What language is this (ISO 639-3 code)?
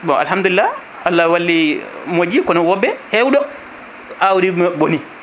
ful